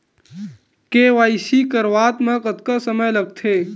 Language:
Chhattisgarhi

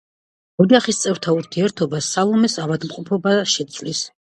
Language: Georgian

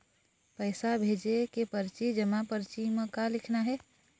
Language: Chhattisgarhi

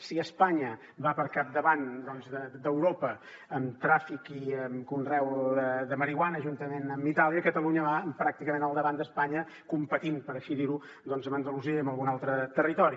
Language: Catalan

